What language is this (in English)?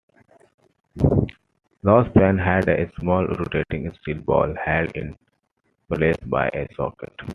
English